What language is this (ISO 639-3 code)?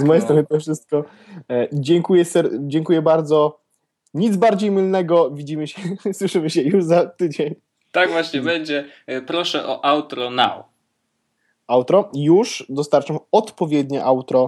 pol